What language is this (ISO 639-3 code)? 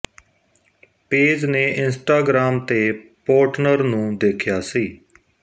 pan